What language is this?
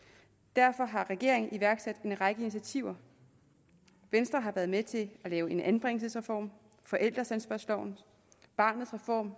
Danish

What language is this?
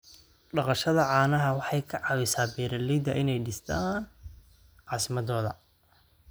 Somali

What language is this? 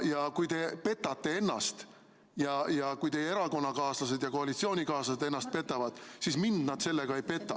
Estonian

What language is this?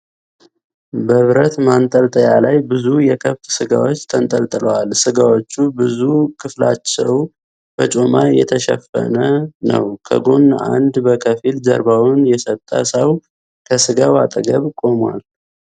Amharic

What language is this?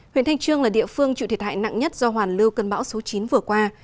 Vietnamese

